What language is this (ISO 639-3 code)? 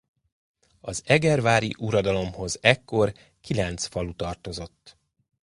hun